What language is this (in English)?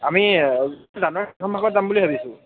Assamese